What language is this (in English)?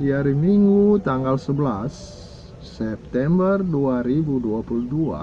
Indonesian